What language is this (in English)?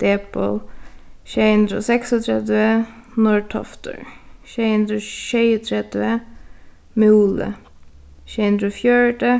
Faroese